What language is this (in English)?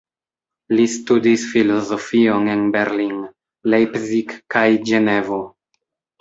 Esperanto